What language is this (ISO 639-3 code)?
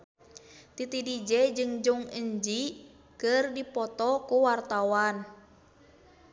sun